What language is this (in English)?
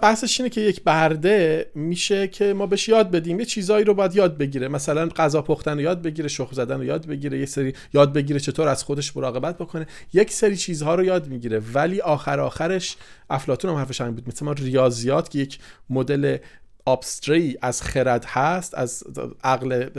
Persian